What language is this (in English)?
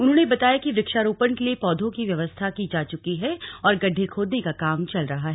Hindi